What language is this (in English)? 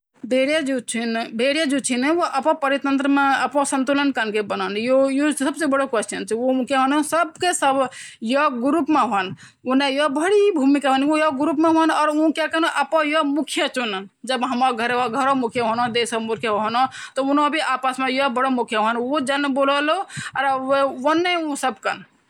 Garhwali